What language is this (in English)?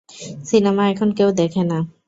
Bangla